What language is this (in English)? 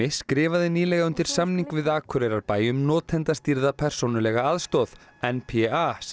Icelandic